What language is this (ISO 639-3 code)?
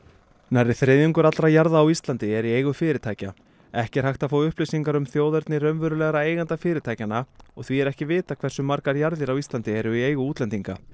isl